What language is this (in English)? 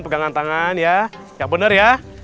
Indonesian